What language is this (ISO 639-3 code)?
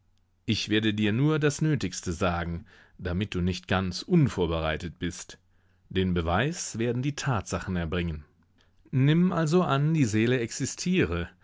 deu